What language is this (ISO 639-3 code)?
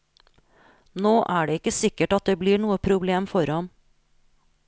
nor